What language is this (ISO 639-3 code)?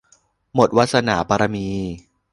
tha